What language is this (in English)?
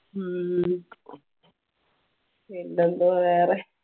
Malayalam